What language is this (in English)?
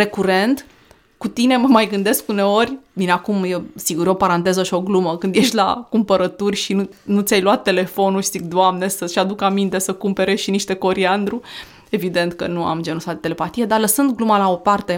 Romanian